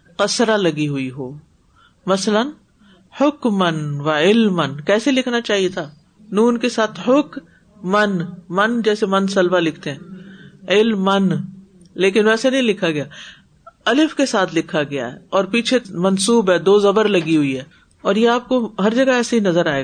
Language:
Urdu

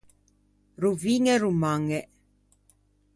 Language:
Ligurian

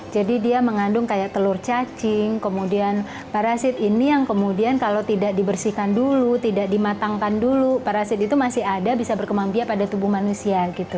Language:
Indonesian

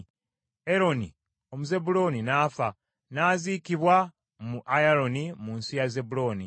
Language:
Ganda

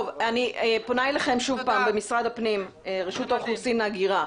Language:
Hebrew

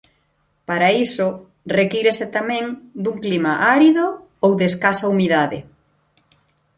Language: Galician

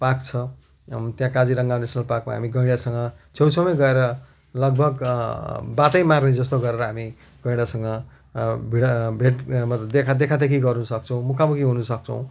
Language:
Nepali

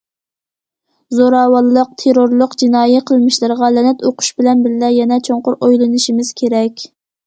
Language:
Uyghur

